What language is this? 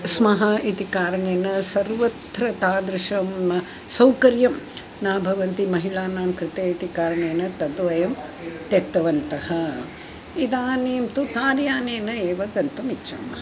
Sanskrit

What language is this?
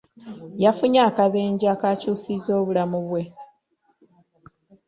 Ganda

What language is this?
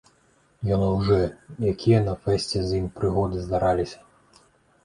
Belarusian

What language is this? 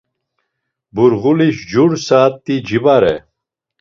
Laz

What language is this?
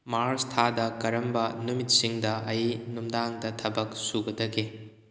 Manipuri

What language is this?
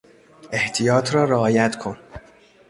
Persian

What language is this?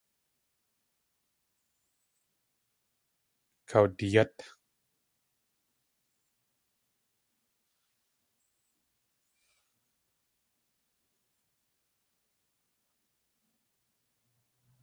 Tlingit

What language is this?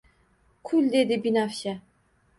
Uzbek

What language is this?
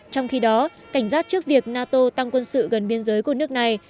Vietnamese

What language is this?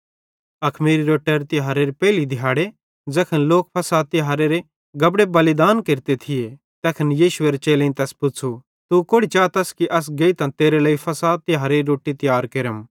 Bhadrawahi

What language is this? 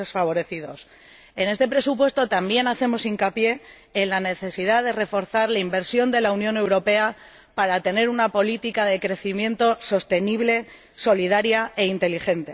Spanish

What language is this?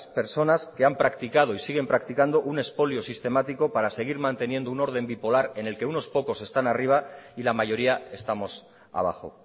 Spanish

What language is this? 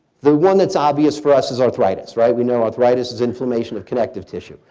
English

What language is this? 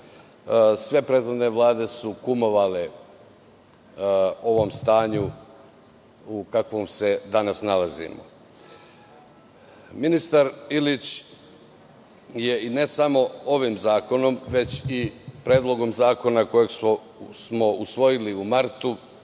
Serbian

